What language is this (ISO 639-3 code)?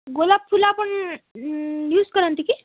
ori